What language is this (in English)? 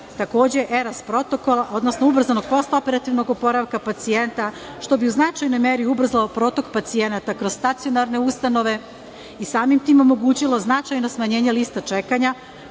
Serbian